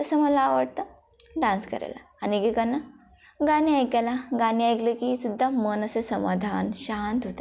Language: Marathi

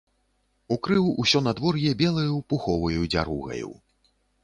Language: Belarusian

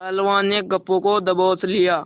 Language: Hindi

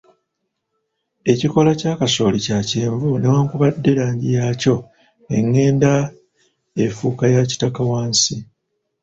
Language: Ganda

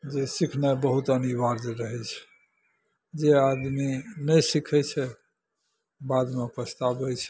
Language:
Maithili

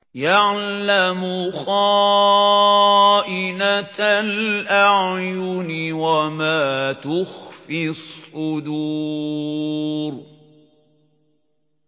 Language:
Arabic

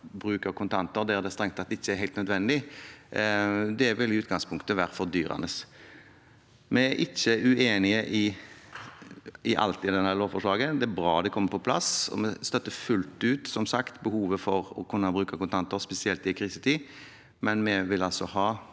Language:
Norwegian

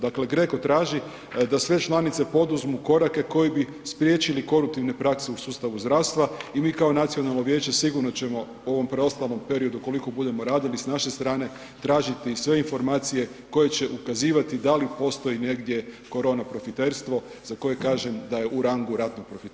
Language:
Croatian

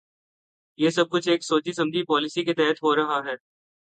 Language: Urdu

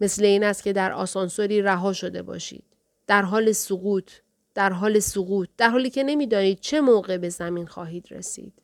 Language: Persian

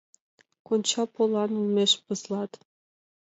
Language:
Mari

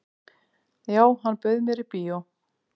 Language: Icelandic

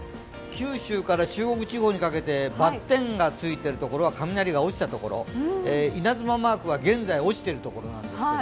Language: Japanese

